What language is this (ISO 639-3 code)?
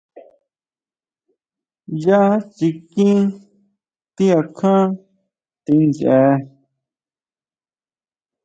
mau